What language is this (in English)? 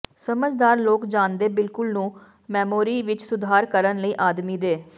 Punjabi